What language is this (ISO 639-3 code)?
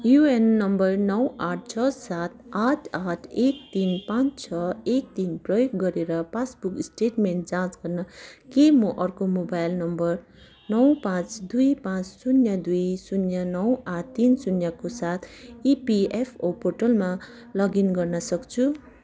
nep